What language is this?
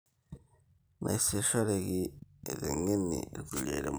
Masai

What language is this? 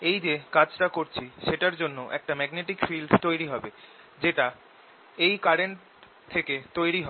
Bangla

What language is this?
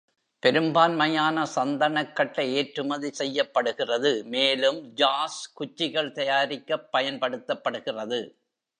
Tamil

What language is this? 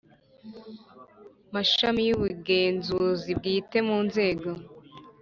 Kinyarwanda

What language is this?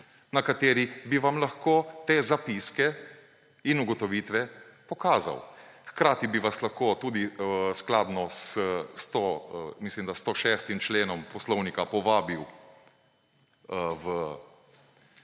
Slovenian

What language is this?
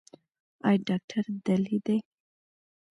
Pashto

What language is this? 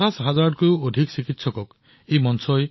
Assamese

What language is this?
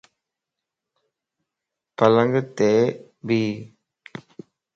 Lasi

